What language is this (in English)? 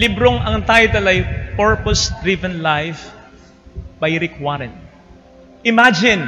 Filipino